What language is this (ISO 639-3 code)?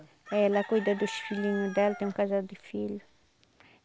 por